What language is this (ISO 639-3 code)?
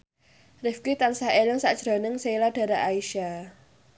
jav